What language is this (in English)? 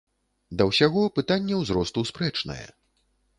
Belarusian